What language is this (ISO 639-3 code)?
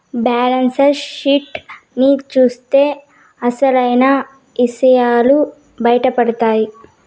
tel